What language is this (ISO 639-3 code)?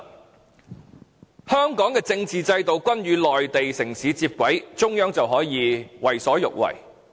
yue